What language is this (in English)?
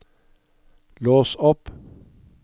Norwegian